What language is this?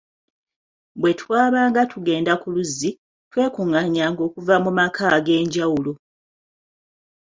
Ganda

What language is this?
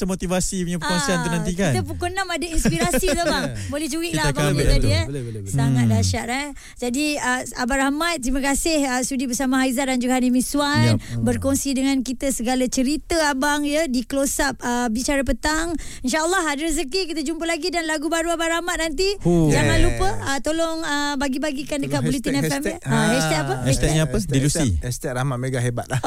Malay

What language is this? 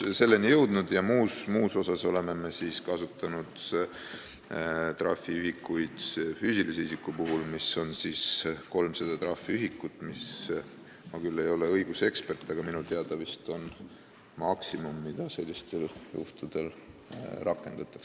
Estonian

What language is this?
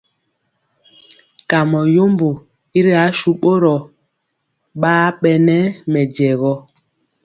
Mpiemo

